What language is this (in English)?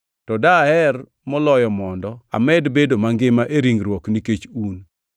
Luo (Kenya and Tanzania)